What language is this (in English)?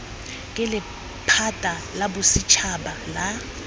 Tswana